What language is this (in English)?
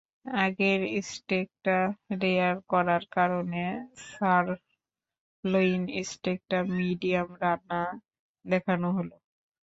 Bangla